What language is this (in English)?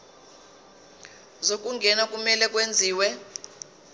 Zulu